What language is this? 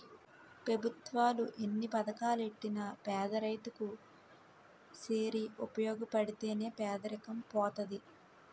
Telugu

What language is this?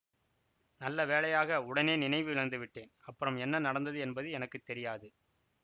Tamil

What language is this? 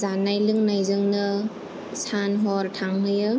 Bodo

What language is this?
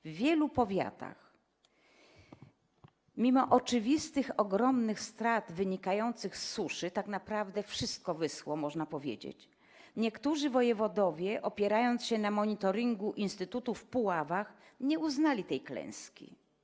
Polish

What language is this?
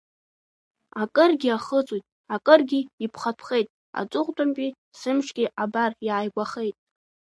Abkhazian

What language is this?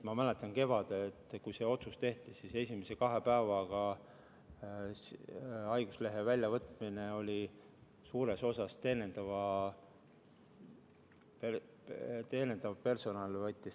Estonian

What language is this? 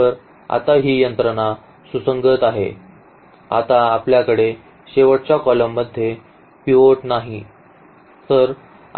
Marathi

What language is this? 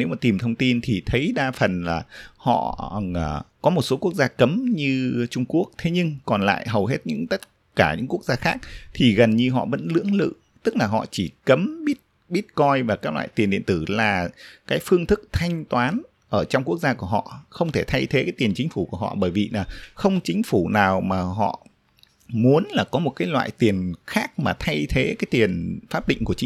Vietnamese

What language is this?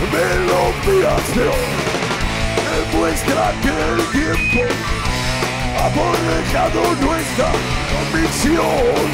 Polish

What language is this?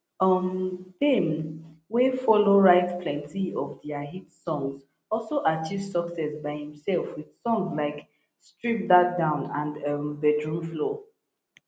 Nigerian Pidgin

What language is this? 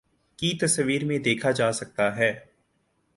Urdu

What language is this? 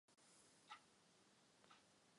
Czech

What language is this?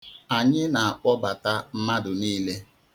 Igbo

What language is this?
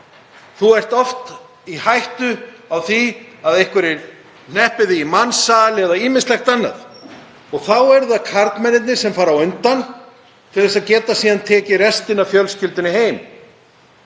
Icelandic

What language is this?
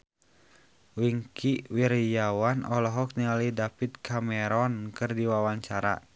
Sundanese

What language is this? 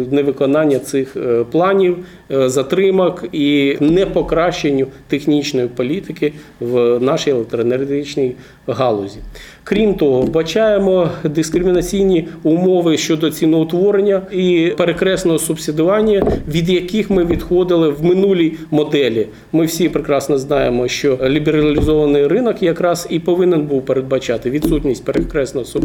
Ukrainian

